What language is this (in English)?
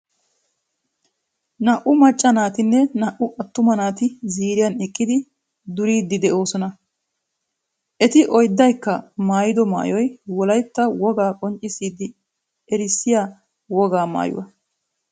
Wolaytta